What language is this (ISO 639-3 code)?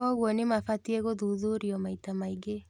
kik